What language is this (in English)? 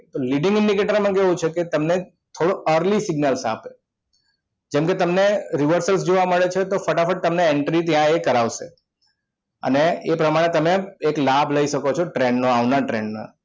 Gujarati